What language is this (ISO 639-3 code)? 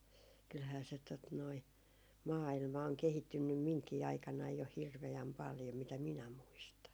fin